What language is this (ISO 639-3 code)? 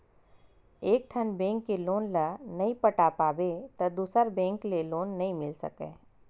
hne